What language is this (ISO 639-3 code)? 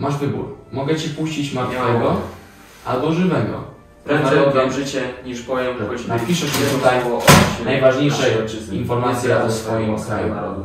pol